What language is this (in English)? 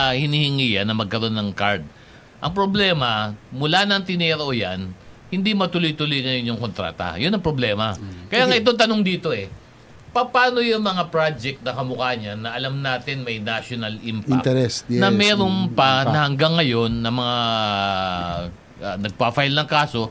Filipino